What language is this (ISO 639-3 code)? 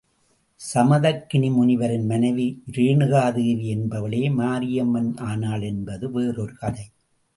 tam